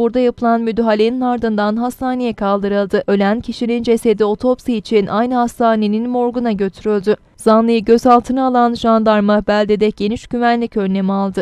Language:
Turkish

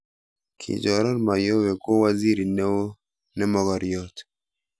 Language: Kalenjin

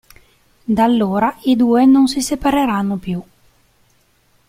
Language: Italian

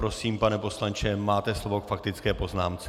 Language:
Czech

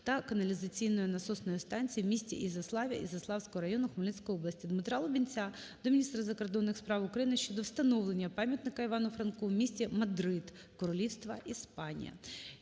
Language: Ukrainian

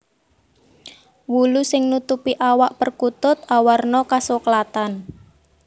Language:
Javanese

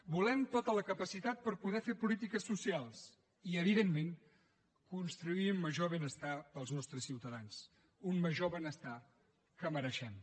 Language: Catalan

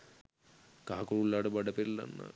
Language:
Sinhala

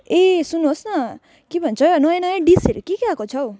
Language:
Nepali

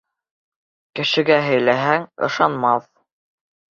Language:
Bashkir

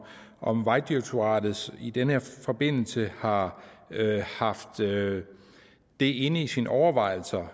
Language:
Danish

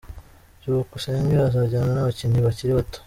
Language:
Kinyarwanda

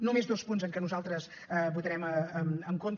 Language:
Catalan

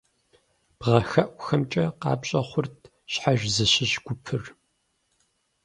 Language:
Kabardian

